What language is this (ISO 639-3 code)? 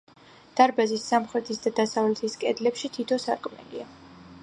kat